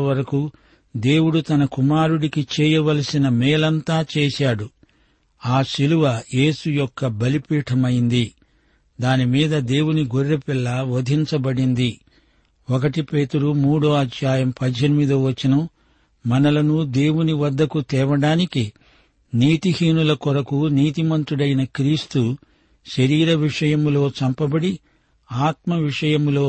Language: Telugu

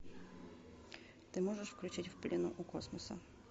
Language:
Russian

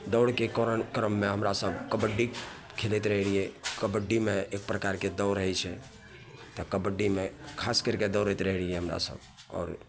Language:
Maithili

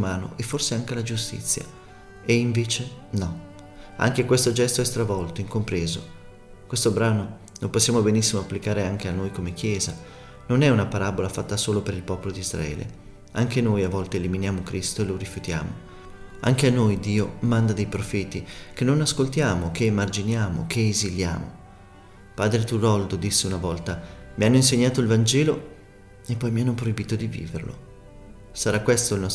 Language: Italian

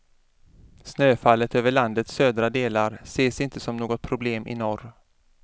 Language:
Swedish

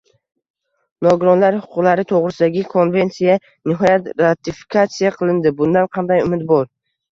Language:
Uzbek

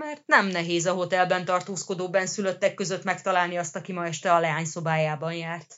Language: Hungarian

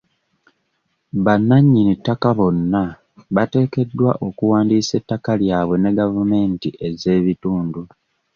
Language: Ganda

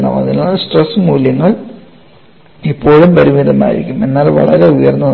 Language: Malayalam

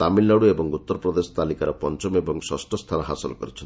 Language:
Odia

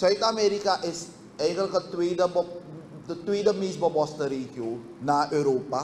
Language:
Dutch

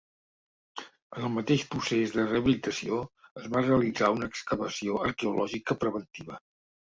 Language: Catalan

